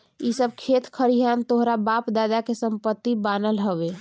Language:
Bhojpuri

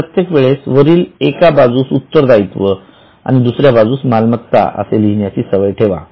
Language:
Marathi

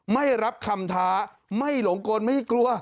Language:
Thai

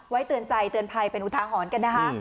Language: Thai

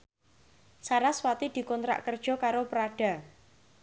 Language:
Javanese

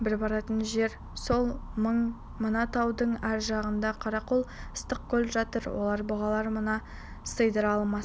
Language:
Kazakh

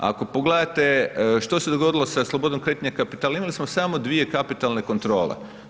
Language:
Croatian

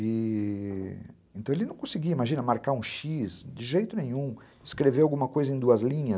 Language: Portuguese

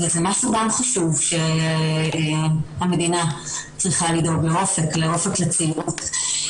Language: Hebrew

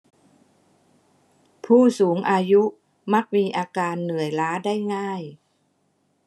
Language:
Thai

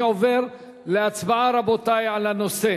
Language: Hebrew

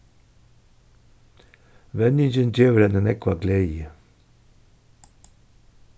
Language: Faroese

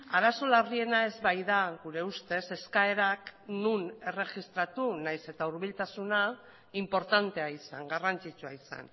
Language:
Basque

